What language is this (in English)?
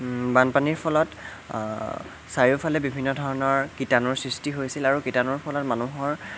Assamese